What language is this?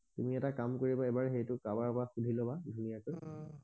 Assamese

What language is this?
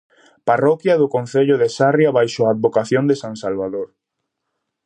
Galician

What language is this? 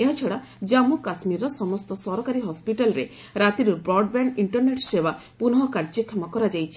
Odia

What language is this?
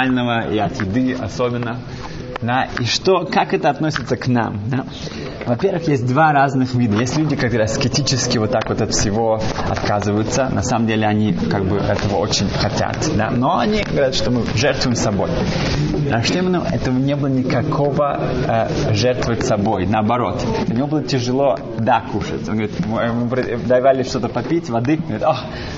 Russian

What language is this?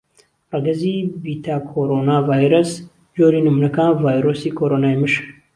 Central Kurdish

